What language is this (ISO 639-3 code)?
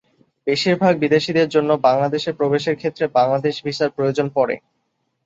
ben